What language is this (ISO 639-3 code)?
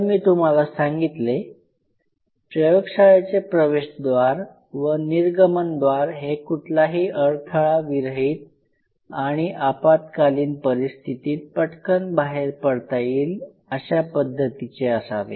mar